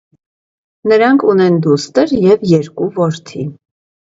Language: Armenian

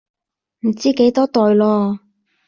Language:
Cantonese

